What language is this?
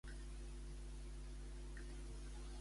Catalan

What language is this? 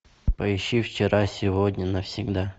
Russian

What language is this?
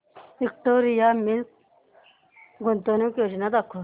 Marathi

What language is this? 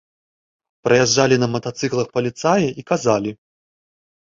Belarusian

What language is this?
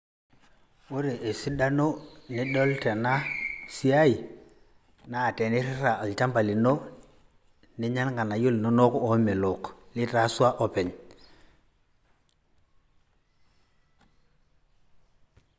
Masai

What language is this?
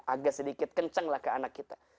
Indonesian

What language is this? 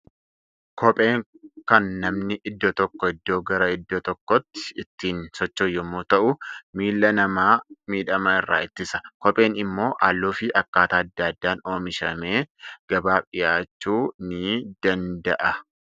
Oromo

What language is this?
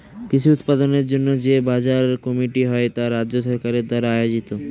Bangla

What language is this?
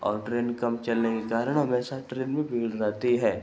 Hindi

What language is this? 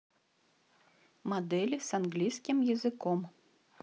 Russian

